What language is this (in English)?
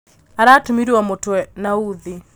Kikuyu